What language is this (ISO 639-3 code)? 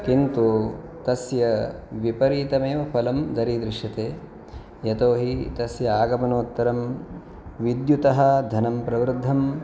san